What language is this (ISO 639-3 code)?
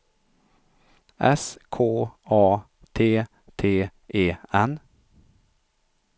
swe